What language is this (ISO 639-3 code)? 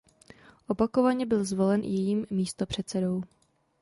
ces